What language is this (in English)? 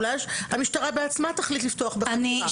Hebrew